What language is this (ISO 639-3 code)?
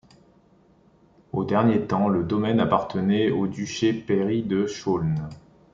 fra